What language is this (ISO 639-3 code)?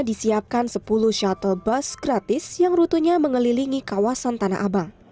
ind